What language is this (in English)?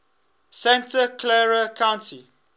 English